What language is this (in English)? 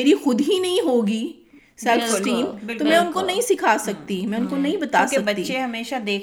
Urdu